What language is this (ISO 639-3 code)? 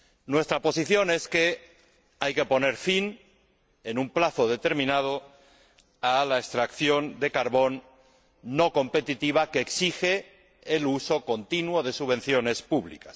spa